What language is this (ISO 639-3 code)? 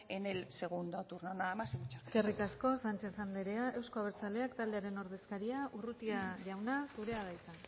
eus